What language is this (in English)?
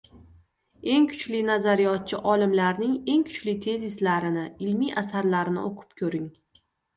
Uzbek